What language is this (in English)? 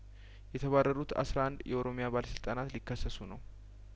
Amharic